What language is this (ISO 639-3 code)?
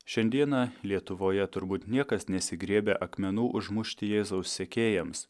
lit